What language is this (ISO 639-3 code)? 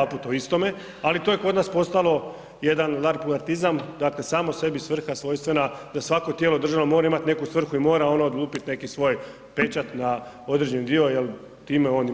hrv